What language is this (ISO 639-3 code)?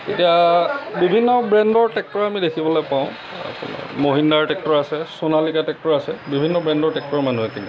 asm